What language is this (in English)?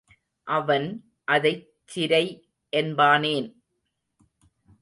Tamil